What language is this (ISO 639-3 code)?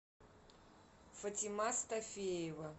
rus